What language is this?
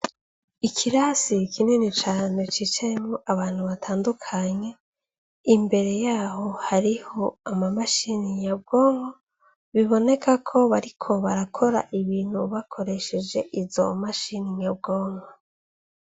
Rundi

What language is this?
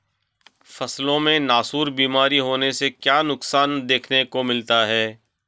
Hindi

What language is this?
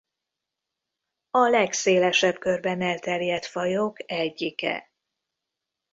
Hungarian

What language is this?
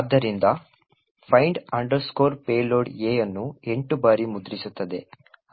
Kannada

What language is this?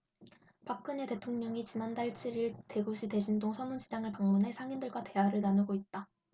Korean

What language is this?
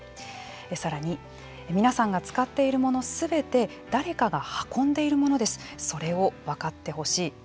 Japanese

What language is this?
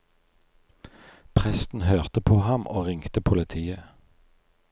Norwegian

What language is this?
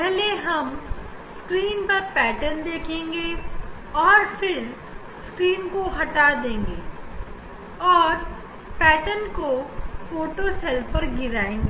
Hindi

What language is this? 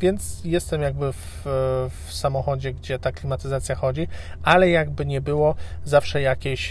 Polish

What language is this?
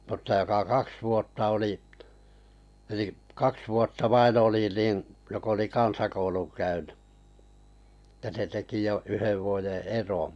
Finnish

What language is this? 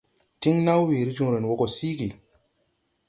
Tupuri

